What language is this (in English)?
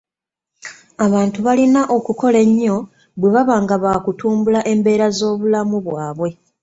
Ganda